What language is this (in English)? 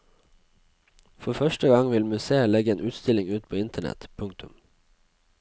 Norwegian